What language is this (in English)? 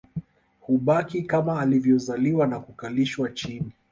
Swahili